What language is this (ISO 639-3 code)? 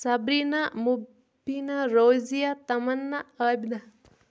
kas